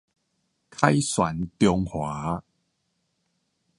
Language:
Min Nan Chinese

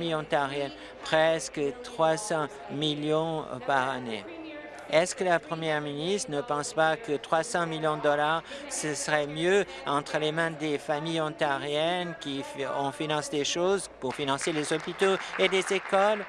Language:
French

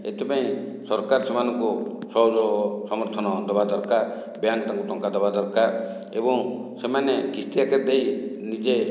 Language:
Odia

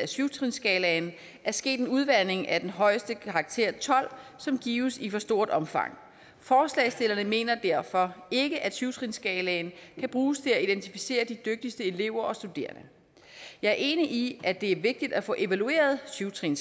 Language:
Danish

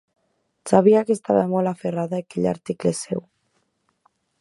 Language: Catalan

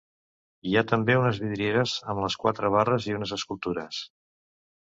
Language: Catalan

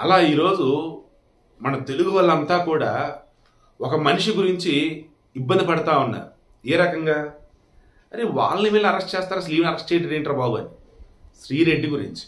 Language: Telugu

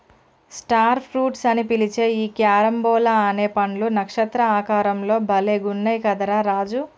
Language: Telugu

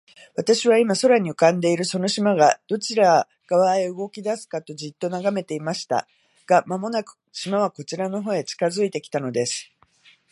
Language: Japanese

